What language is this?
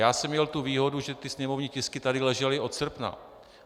Czech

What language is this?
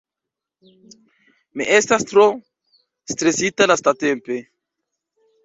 Esperanto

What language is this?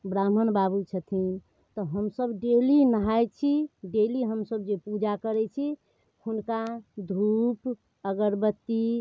Maithili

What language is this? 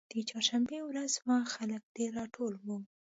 Pashto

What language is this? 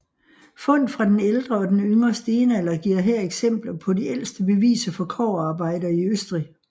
Danish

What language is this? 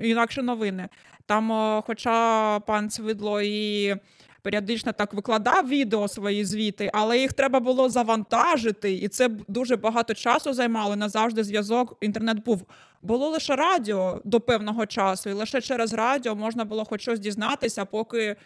Ukrainian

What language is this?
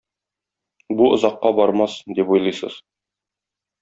Tatar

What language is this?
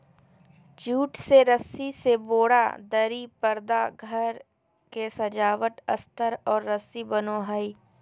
Magahi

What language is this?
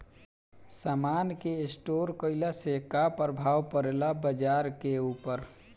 Bhojpuri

